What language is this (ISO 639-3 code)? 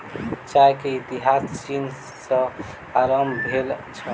mai